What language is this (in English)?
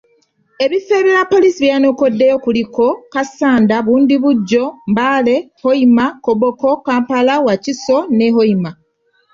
Ganda